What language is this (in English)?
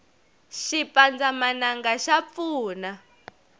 Tsonga